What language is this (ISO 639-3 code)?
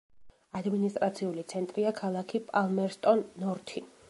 kat